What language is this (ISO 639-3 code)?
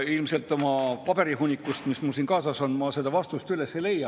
est